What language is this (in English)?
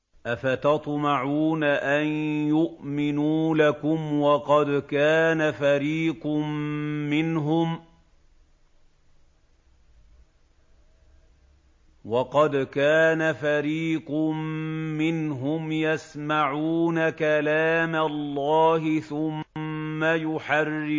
Arabic